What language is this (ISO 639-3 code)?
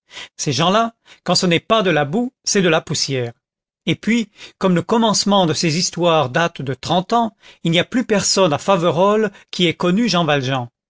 fra